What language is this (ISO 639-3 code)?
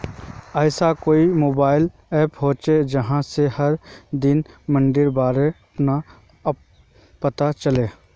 mag